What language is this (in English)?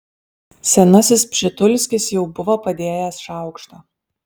Lithuanian